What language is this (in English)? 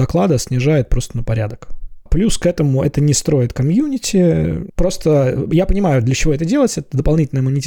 Russian